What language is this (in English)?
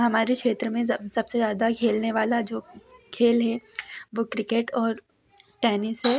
Hindi